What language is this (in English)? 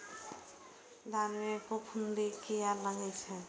Maithili